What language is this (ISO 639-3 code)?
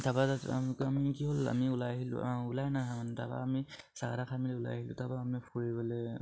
asm